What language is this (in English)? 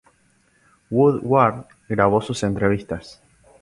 Spanish